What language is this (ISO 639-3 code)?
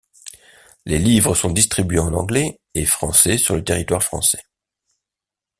fra